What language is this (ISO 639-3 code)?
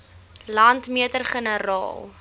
afr